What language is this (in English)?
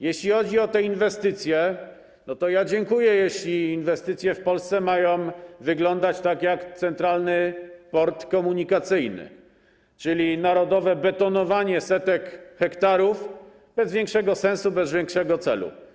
Polish